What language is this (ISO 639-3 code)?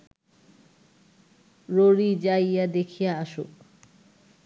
ben